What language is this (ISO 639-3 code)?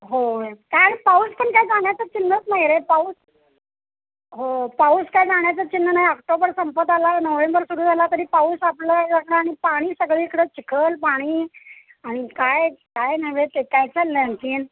mar